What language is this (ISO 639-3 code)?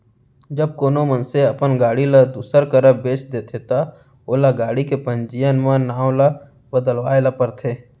hne